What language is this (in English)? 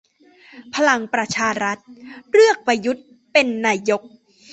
Thai